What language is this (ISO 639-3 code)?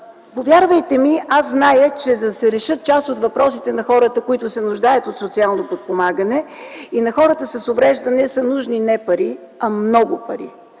bul